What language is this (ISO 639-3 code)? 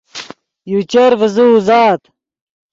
ydg